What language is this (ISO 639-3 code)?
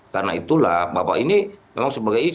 ind